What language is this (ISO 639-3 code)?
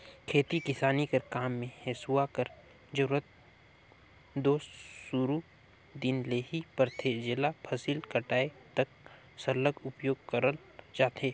hne